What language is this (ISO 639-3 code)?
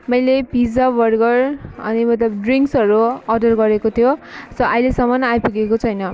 nep